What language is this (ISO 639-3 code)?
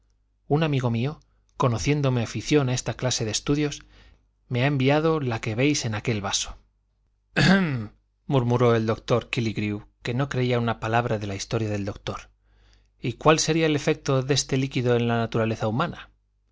spa